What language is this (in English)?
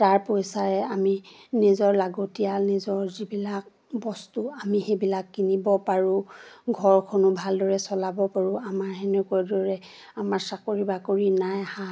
Assamese